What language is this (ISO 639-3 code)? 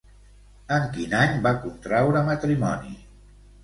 cat